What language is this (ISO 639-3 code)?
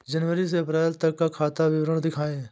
hin